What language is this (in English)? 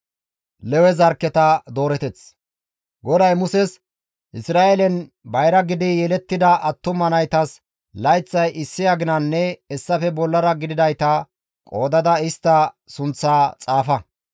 Gamo